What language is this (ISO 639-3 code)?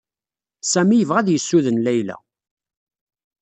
kab